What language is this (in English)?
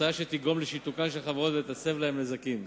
Hebrew